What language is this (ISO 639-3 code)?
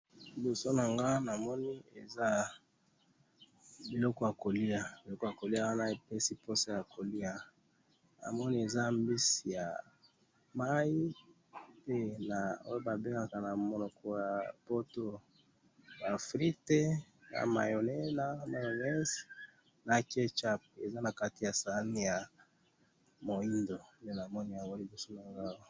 lin